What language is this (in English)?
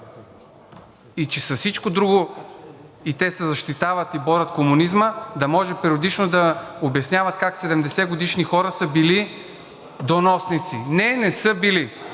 Bulgarian